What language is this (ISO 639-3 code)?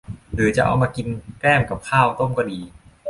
tha